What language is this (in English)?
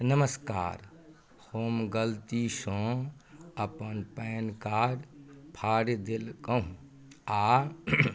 Maithili